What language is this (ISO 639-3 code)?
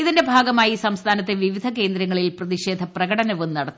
mal